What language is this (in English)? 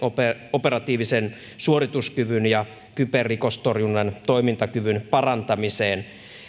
Finnish